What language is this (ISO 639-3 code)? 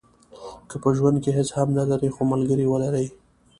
pus